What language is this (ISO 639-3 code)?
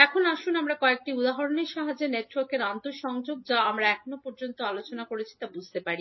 ben